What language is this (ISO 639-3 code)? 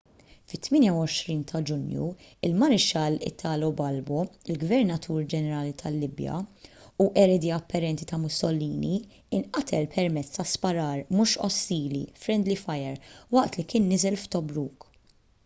mlt